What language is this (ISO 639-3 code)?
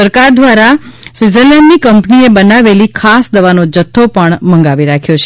guj